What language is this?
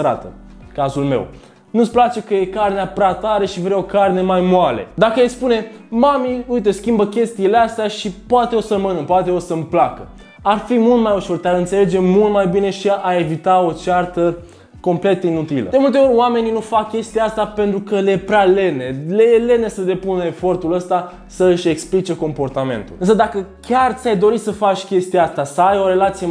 Romanian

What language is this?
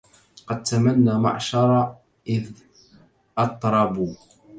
Arabic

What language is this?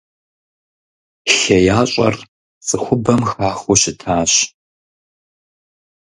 Kabardian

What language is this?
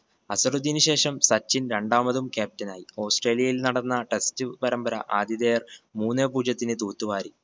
Malayalam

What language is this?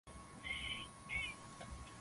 Swahili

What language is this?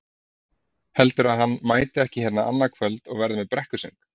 Icelandic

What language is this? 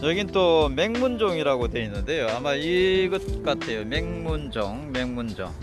Korean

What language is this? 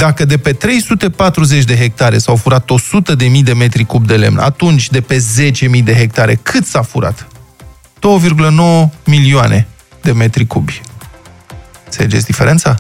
Romanian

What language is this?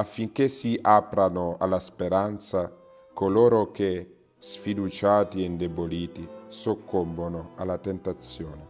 Italian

